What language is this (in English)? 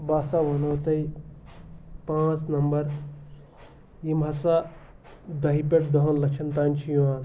Kashmiri